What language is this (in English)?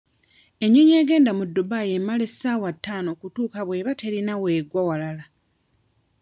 Ganda